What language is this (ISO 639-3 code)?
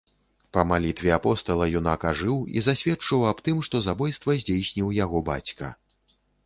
bel